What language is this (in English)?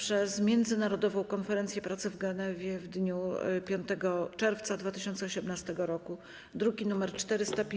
Polish